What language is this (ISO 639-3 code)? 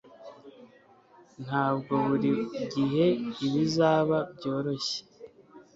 kin